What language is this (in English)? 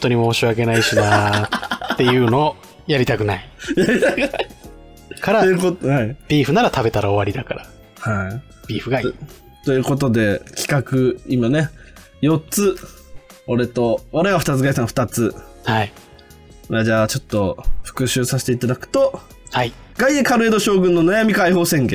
Japanese